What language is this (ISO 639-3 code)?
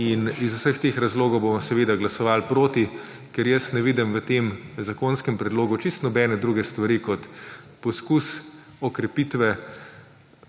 slv